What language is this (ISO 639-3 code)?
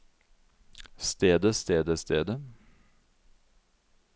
nor